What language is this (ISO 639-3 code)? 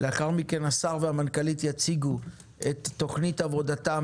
heb